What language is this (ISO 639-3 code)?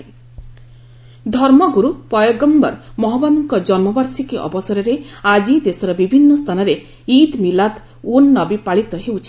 ori